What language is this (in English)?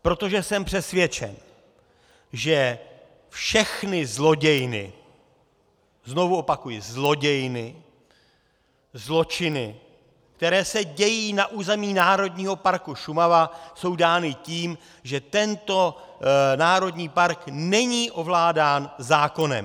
Czech